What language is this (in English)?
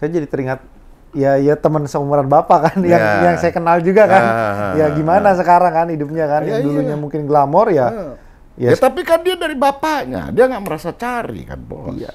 Indonesian